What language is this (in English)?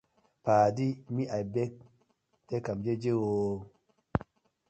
Nigerian Pidgin